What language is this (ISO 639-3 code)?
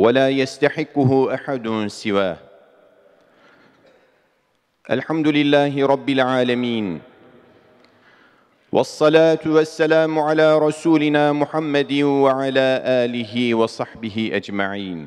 tur